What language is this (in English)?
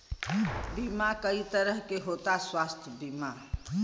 Bhojpuri